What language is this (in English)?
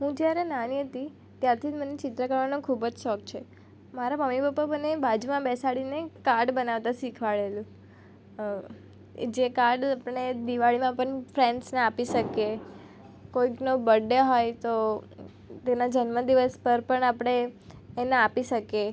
Gujarati